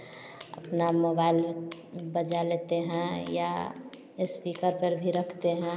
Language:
Hindi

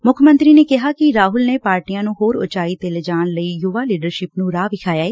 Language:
Punjabi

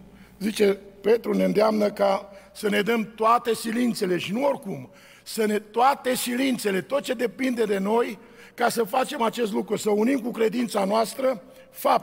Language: Romanian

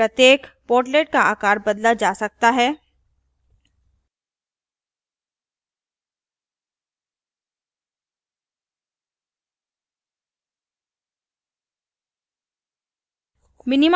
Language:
Hindi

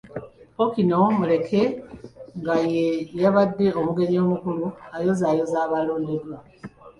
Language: Ganda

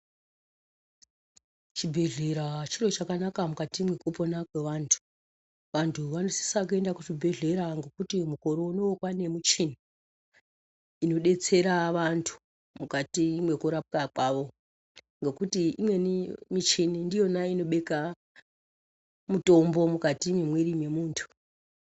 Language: Ndau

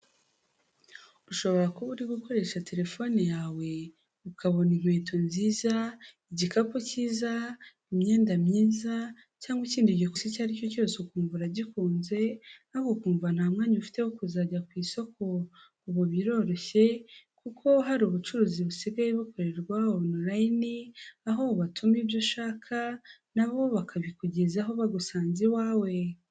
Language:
Kinyarwanda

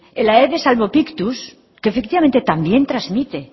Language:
Spanish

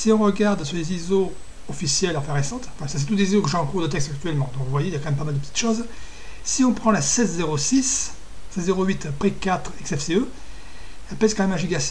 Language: French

